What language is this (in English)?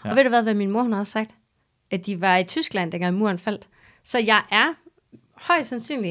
Danish